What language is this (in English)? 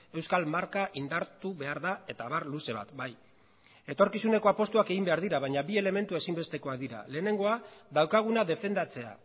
Basque